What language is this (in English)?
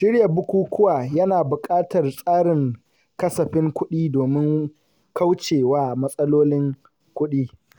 Hausa